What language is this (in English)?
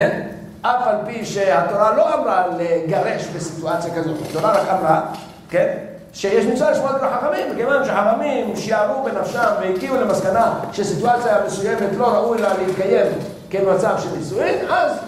Hebrew